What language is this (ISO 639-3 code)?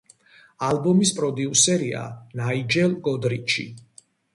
kat